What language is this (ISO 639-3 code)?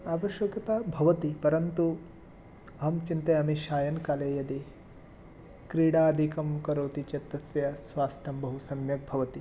san